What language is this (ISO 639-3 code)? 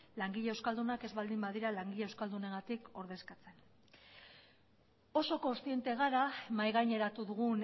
eus